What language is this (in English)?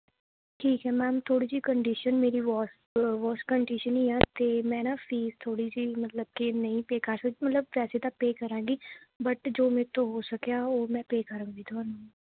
Punjabi